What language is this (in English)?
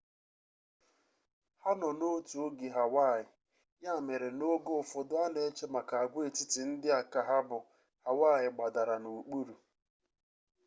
Igbo